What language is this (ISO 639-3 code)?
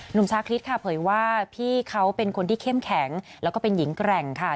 tha